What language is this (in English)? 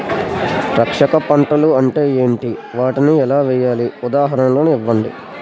Telugu